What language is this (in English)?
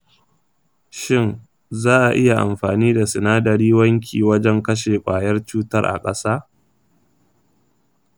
Hausa